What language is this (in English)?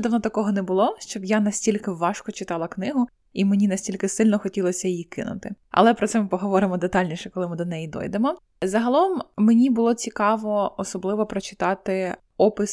Ukrainian